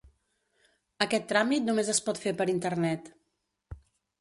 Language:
Catalan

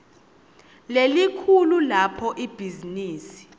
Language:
Swati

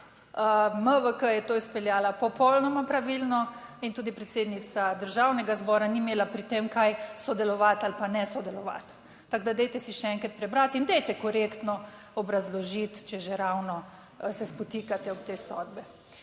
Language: Slovenian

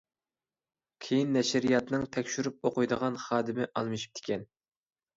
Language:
Uyghur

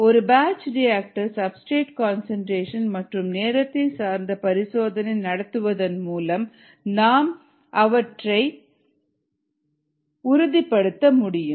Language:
Tamil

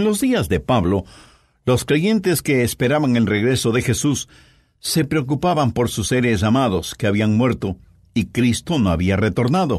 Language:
Spanish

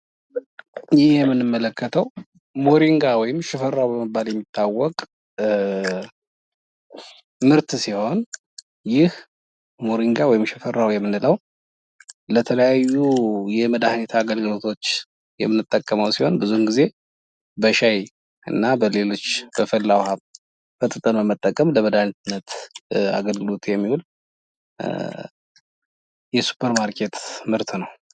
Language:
Amharic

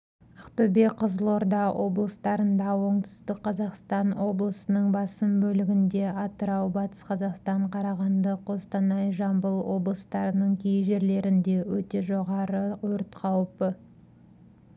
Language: Kazakh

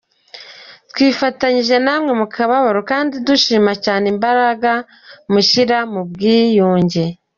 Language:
Kinyarwanda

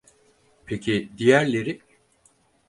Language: Turkish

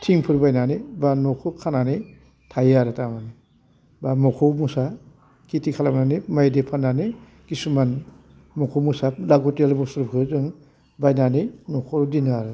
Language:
Bodo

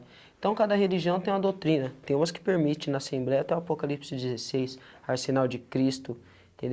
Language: Portuguese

